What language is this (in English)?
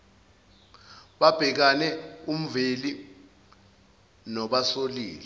Zulu